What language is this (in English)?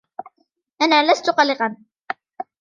Arabic